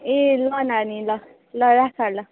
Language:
Nepali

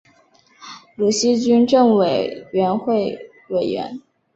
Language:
Chinese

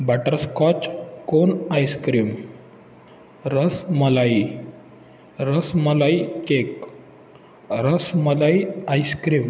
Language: Marathi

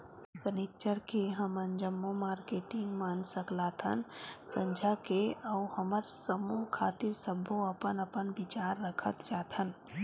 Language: Chhattisgarhi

